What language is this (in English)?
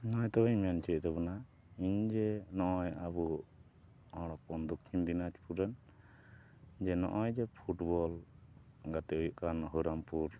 Santali